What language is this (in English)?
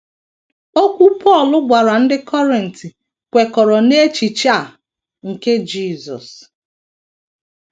Igbo